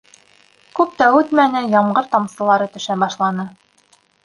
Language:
Bashkir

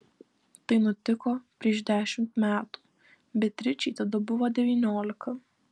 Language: Lithuanian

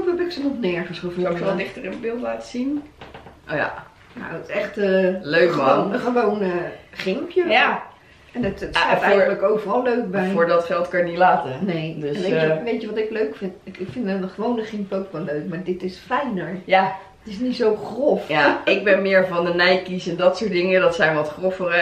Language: Dutch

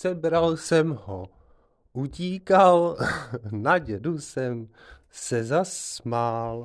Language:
Czech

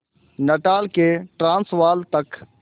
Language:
Hindi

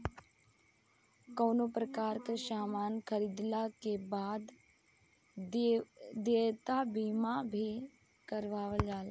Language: Bhojpuri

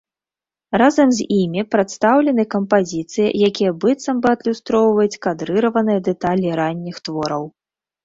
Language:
Belarusian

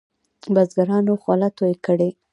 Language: Pashto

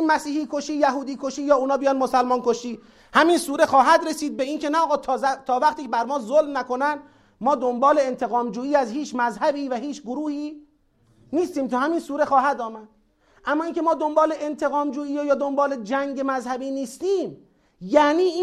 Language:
Persian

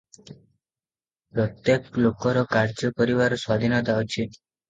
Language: Odia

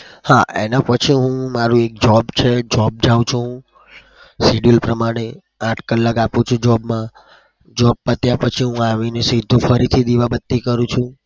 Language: Gujarati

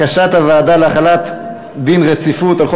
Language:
Hebrew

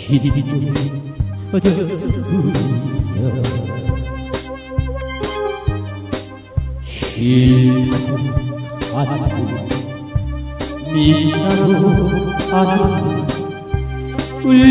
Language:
Korean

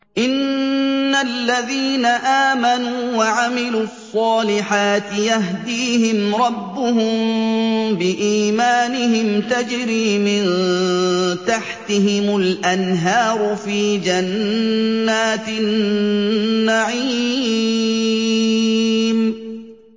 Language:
Arabic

